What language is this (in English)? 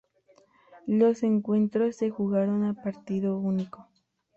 Spanish